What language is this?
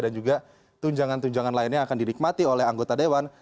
Indonesian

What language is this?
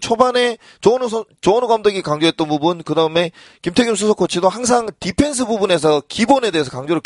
Korean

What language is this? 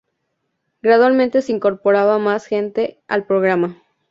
Spanish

